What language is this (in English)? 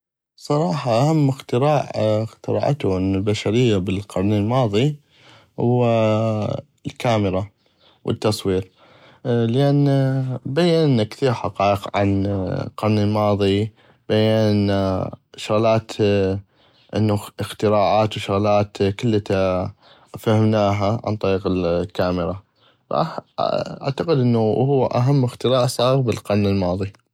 North Mesopotamian Arabic